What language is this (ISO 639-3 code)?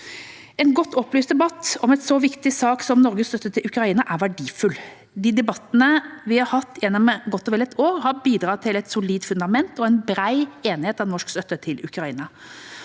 nor